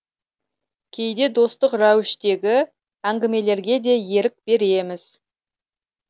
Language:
Kazakh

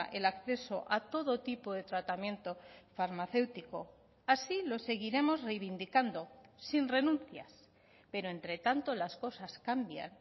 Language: Spanish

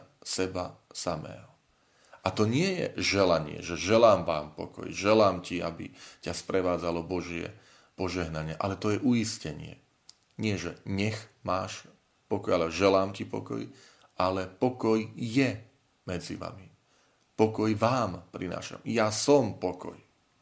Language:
Slovak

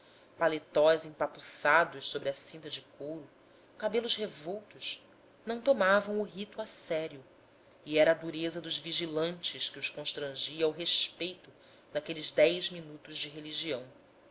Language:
Portuguese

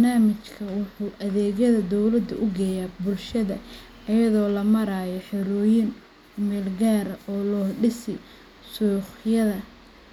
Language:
Somali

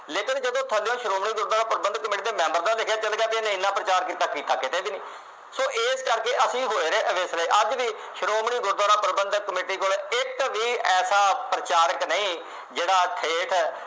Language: Punjabi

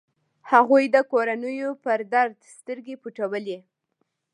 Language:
Pashto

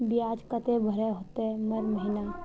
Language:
Magahi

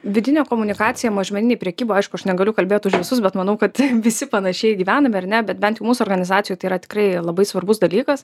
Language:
Lithuanian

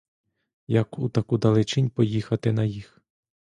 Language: Ukrainian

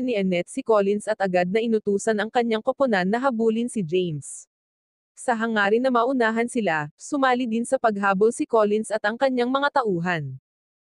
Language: Filipino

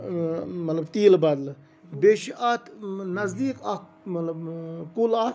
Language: Kashmiri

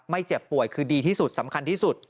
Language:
Thai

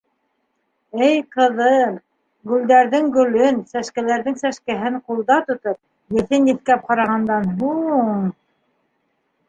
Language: Bashkir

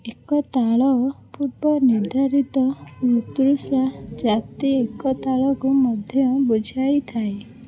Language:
Odia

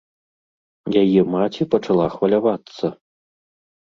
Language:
Belarusian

